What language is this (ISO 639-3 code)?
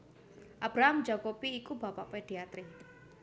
jav